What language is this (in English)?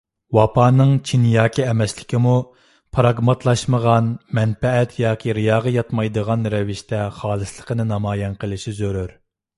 Uyghur